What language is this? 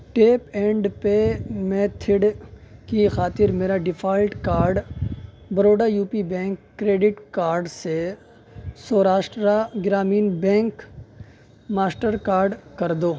Urdu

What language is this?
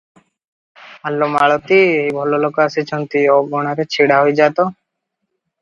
Odia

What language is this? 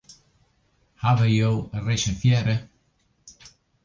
Western Frisian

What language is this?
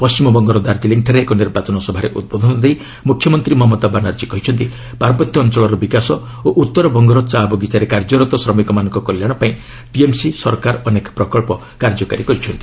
Odia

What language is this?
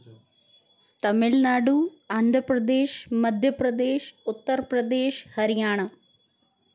Sindhi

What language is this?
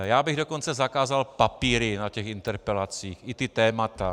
Czech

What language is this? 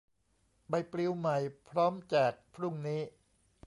Thai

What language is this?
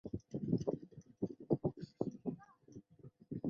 Chinese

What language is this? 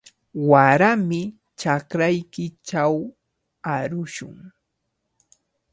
Cajatambo North Lima Quechua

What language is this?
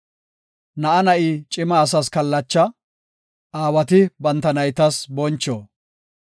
Gofa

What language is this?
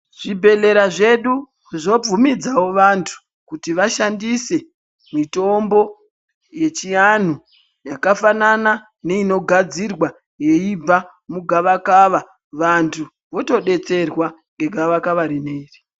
Ndau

